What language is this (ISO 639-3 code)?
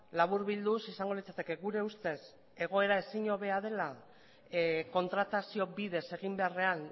eus